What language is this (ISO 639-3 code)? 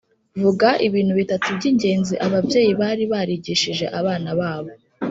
kin